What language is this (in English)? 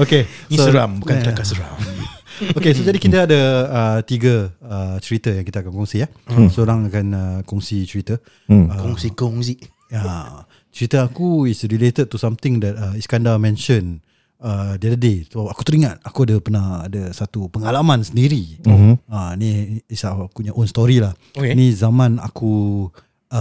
Malay